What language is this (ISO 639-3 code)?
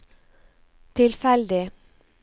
nor